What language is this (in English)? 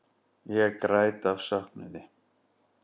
Icelandic